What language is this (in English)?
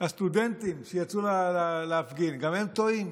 Hebrew